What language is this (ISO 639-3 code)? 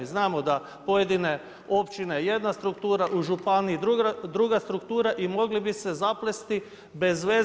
hrv